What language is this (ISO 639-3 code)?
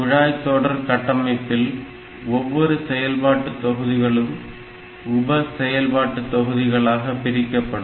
tam